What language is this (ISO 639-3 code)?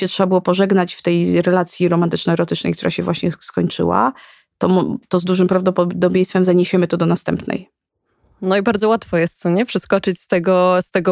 pol